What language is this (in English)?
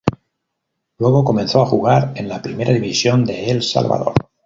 Spanish